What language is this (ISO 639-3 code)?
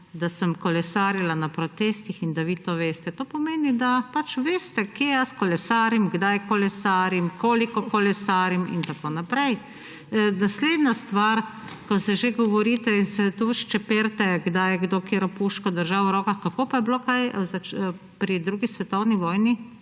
slv